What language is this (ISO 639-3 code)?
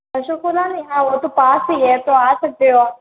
hin